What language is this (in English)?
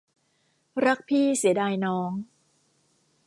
Thai